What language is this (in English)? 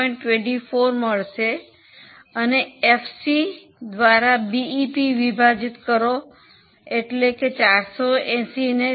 Gujarati